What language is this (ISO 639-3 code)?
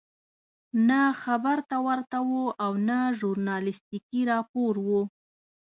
pus